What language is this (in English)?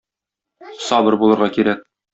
Tatar